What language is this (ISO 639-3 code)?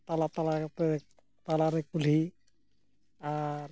sat